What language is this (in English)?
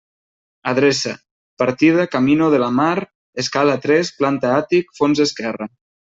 Catalan